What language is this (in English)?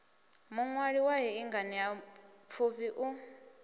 Venda